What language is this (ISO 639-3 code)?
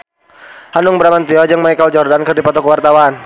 sun